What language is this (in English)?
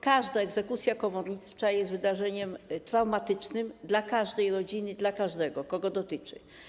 Polish